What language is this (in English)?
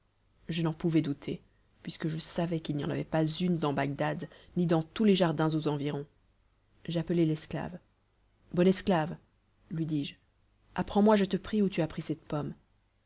French